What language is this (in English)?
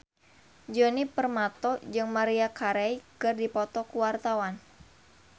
Sundanese